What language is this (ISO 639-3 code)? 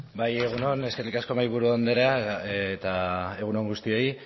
eus